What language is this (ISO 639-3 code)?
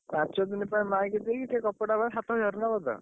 ori